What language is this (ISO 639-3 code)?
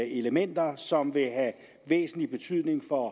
dan